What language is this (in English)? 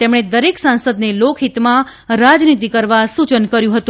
Gujarati